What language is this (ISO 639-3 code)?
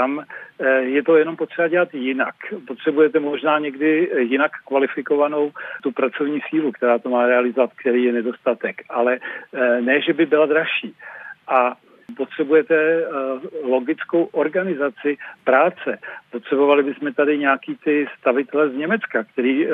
ces